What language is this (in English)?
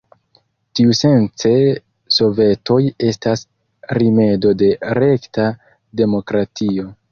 Esperanto